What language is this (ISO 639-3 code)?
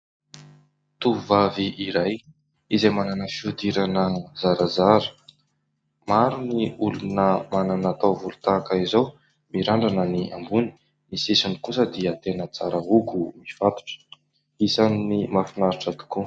mlg